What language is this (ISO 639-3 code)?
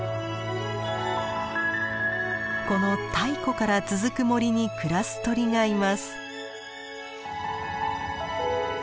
jpn